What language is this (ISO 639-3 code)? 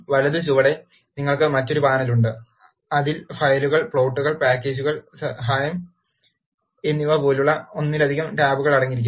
mal